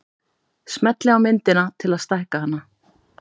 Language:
Icelandic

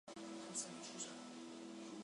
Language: Chinese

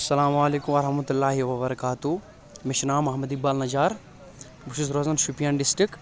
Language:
Kashmiri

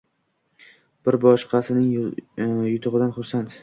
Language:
Uzbek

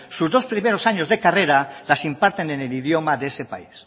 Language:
Spanish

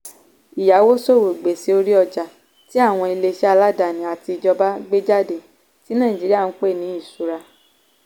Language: Yoruba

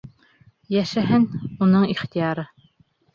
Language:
Bashkir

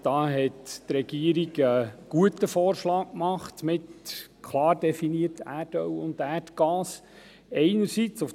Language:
Swiss German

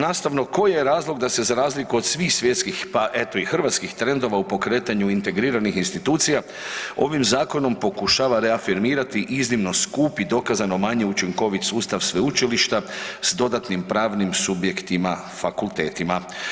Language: Croatian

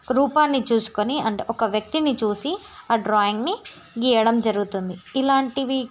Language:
Telugu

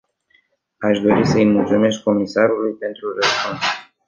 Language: Romanian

